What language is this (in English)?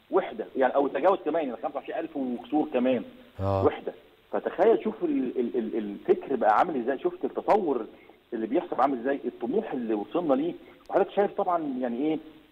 Arabic